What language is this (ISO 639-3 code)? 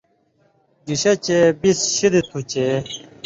mvy